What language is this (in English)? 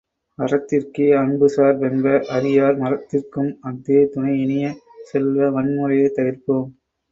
Tamil